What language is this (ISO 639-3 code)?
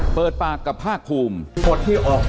tha